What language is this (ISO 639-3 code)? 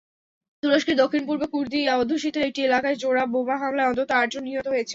ben